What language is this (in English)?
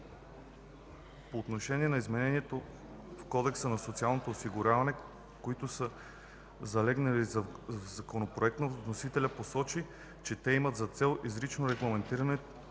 Bulgarian